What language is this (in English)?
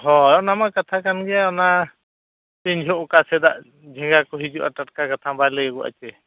Santali